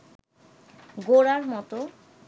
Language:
Bangla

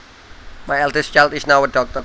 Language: Javanese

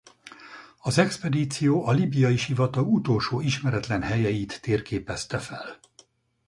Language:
Hungarian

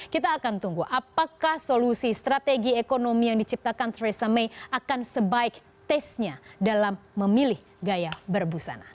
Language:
Indonesian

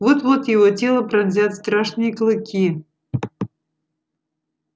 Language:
Russian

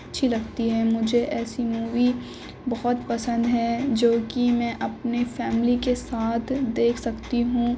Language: Urdu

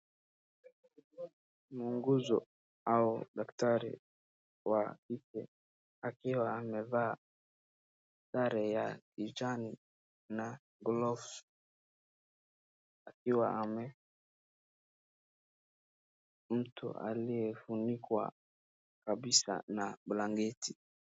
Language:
Swahili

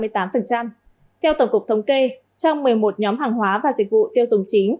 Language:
Vietnamese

